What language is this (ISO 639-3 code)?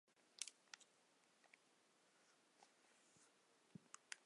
zho